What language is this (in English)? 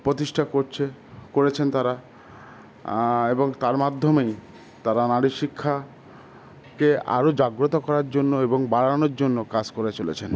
Bangla